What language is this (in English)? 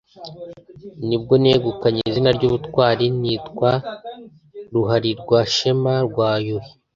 Kinyarwanda